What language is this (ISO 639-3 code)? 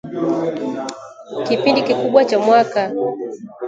swa